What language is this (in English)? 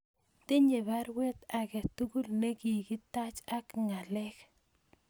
Kalenjin